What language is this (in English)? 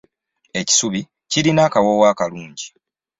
Ganda